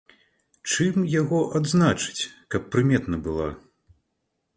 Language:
Belarusian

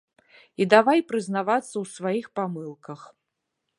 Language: Belarusian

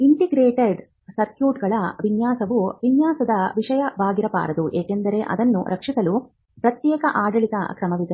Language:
Kannada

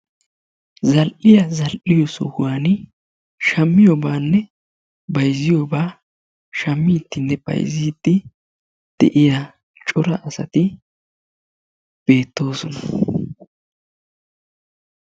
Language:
Wolaytta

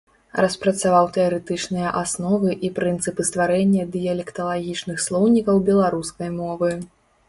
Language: Belarusian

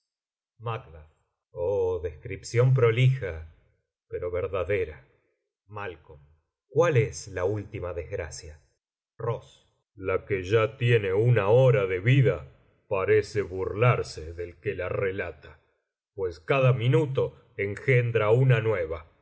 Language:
Spanish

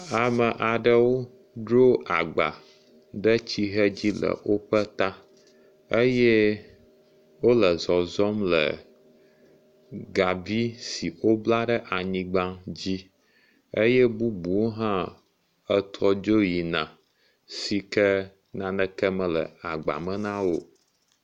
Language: Ewe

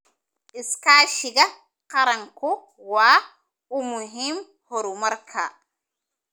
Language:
Somali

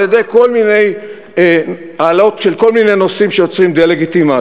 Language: Hebrew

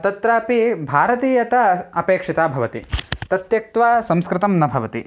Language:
Sanskrit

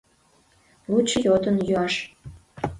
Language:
Mari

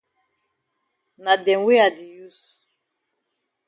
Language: Cameroon Pidgin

